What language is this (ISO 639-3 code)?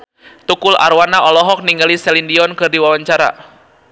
sun